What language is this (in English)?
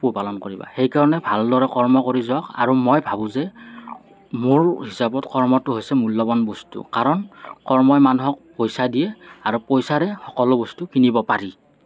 Assamese